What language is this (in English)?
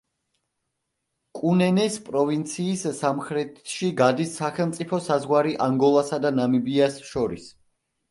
Georgian